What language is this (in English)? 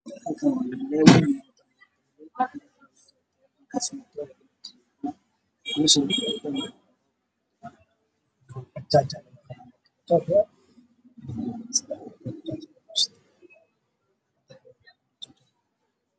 Somali